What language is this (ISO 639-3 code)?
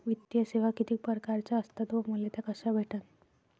mar